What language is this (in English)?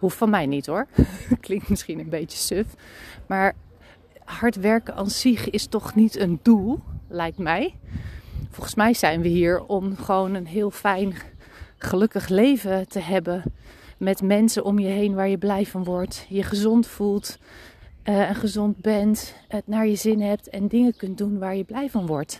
Dutch